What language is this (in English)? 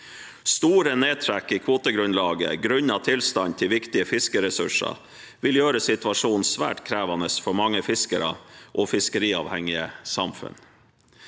Norwegian